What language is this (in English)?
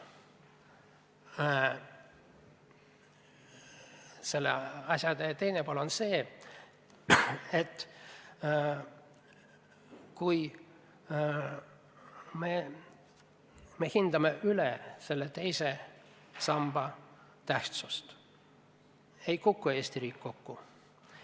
Estonian